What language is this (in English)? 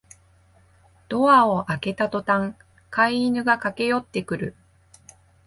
Japanese